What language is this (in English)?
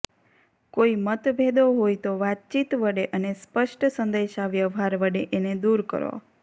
Gujarati